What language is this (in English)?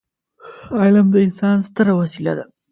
Pashto